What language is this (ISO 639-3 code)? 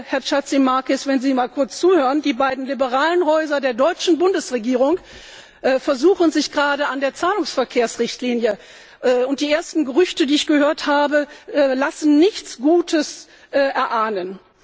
deu